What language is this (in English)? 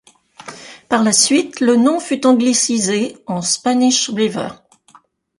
French